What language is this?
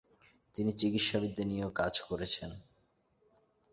Bangla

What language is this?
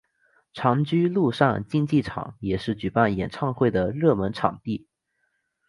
Chinese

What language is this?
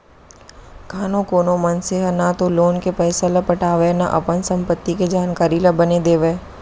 Chhattisgarhi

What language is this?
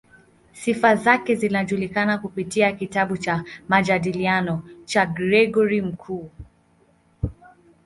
Swahili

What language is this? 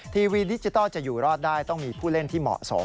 Thai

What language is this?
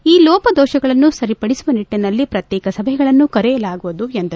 Kannada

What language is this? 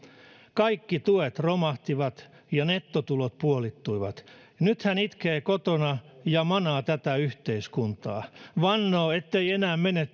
Finnish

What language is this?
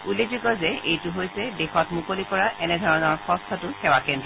Assamese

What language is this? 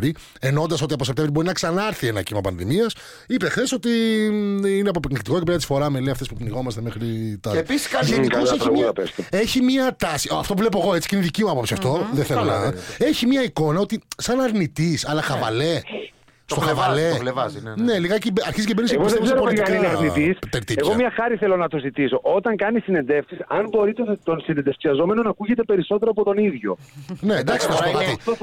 Greek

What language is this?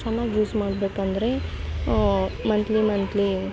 Kannada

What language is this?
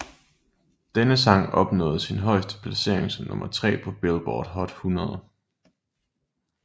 Danish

